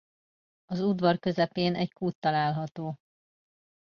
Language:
Hungarian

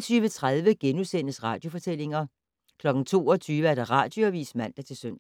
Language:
Danish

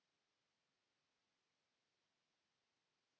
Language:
Finnish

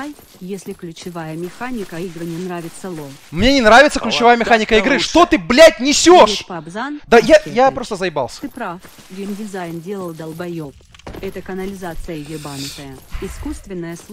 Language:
Russian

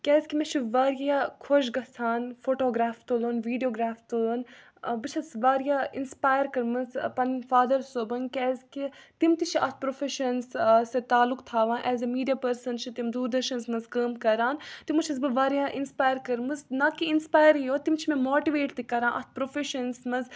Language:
Kashmiri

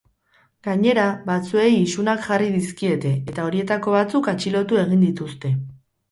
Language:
Basque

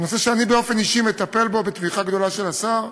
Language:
Hebrew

